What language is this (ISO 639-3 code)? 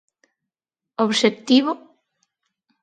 glg